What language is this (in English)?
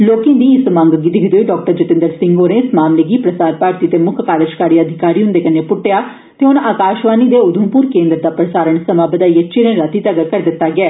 Dogri